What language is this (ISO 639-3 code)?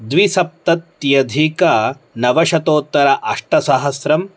san